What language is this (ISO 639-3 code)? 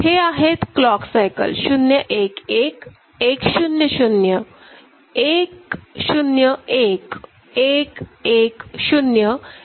mar